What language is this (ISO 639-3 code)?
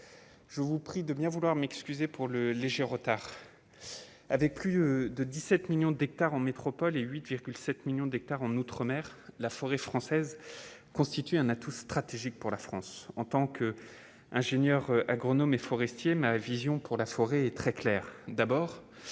fra